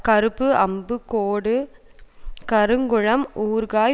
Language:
Tamil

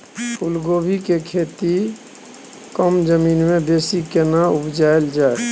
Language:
Maithili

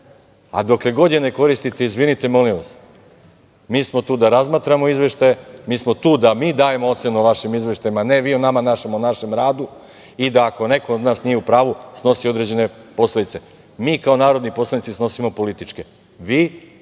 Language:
Serbian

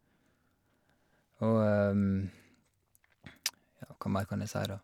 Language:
Norwegian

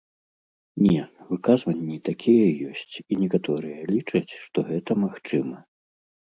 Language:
Belarusian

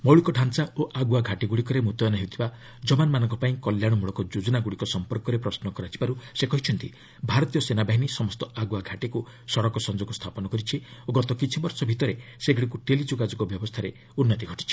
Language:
Odia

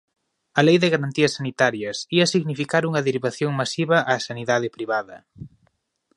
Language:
Galician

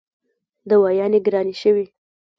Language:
Pashto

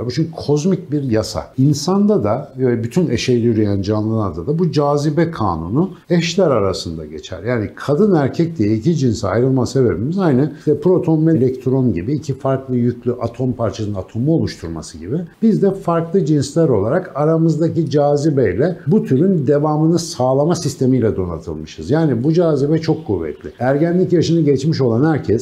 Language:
Turkish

